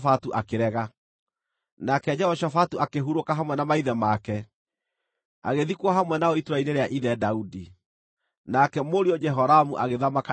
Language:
Kikuyu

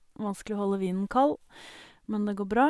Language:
Norwegian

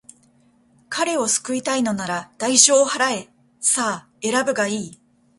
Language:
Japanese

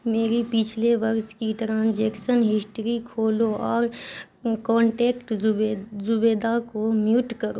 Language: Urdu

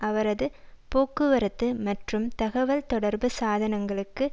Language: Tamil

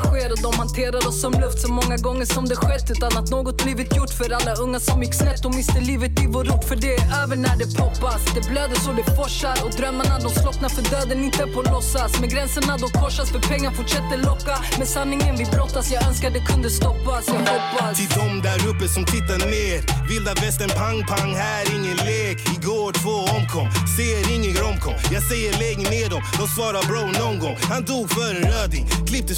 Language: Swedish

